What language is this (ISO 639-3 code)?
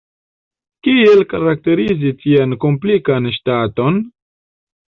epo